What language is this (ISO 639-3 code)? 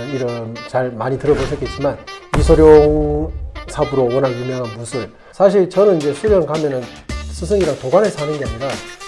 kor